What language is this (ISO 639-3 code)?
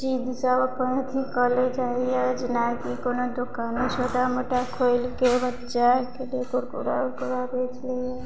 mai